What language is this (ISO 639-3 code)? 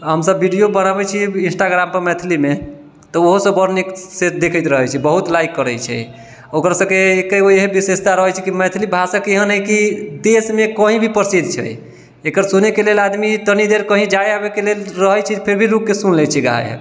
mai